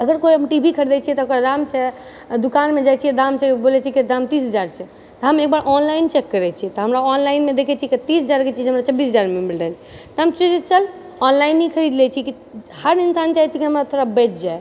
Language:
Maithili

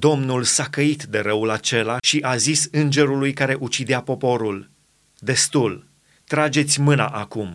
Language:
Romanian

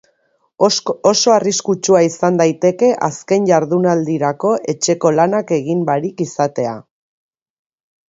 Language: Basque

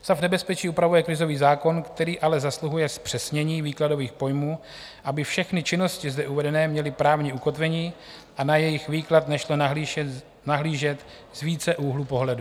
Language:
Czech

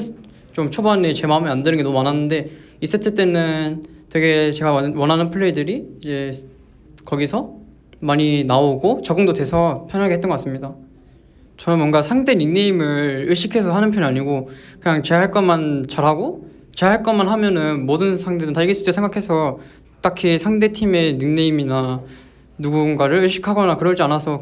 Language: Korean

